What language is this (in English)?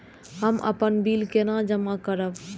Maithili